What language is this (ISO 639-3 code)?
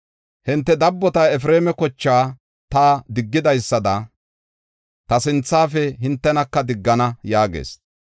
gof